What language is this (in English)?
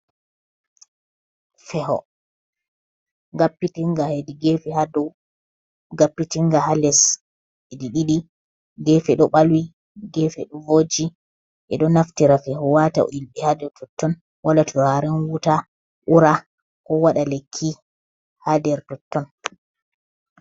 Fula